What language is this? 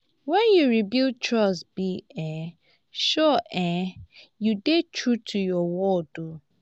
Nigerian Pidgin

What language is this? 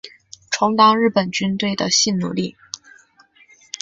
Chinese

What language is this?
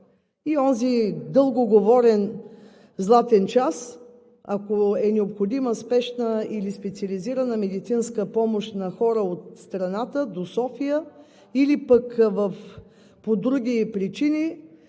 Bulgarian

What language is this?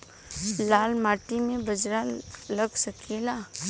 Bhojpuri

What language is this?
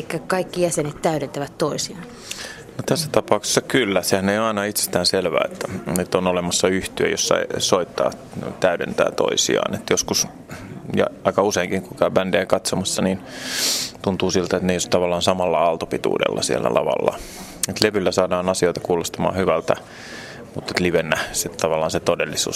Finnish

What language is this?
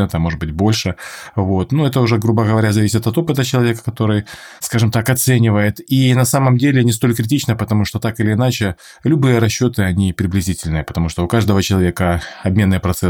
Russian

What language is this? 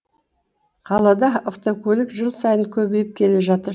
Kazakh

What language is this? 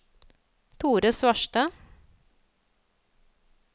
Norwegian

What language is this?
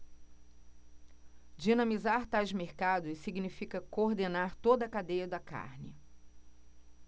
Portuguese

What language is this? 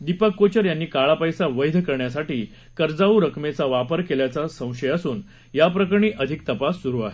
Marathi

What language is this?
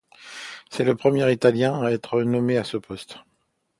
French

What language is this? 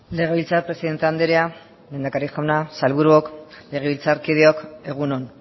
Basque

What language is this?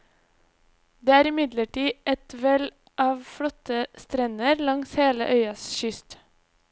Norwegian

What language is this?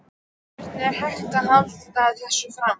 Icelandic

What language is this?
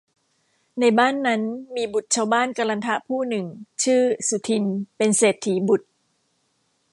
Thai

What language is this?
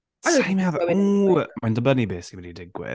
Welsh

